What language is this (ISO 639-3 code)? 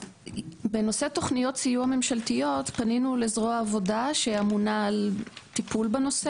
heb